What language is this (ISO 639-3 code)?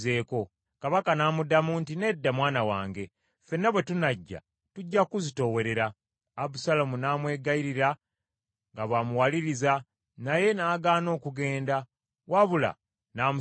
lug